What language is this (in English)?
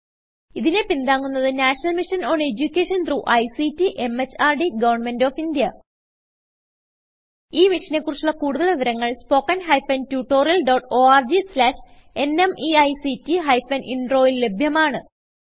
Malayalam